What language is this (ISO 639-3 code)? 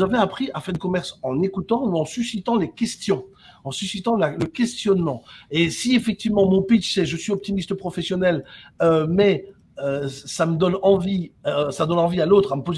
fra